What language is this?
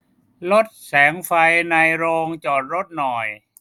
Thai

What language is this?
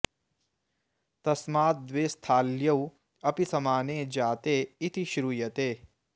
Sanskrit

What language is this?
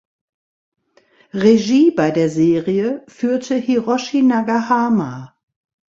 German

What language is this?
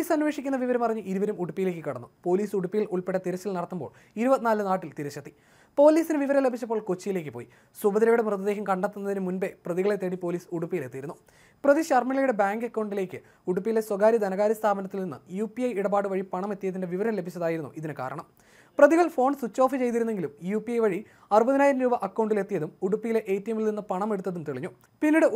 Malayalam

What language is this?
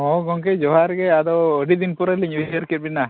Santali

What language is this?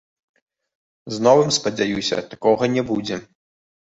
Belarusian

